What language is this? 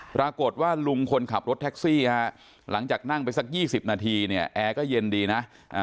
Thai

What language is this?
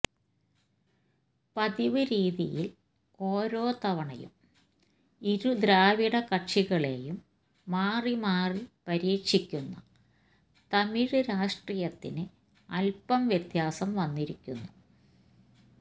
Malayalam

